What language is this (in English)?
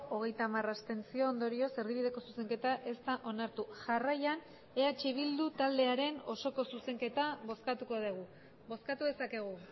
Basque